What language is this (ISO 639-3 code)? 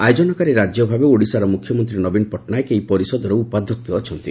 ori